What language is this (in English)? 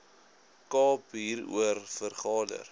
Afrikaans